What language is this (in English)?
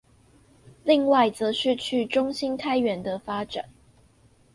Chinese